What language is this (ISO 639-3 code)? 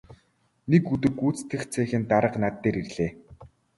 mon